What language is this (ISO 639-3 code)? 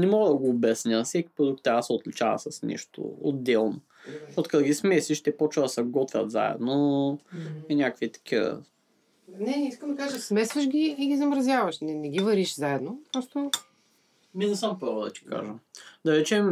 bul